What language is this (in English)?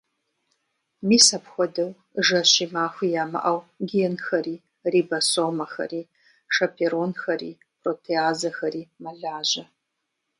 Kabardian